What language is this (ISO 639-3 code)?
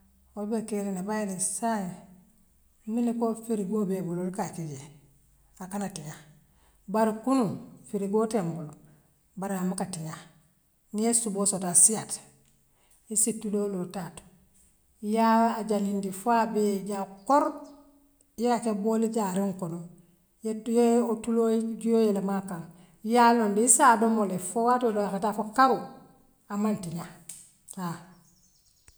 mlq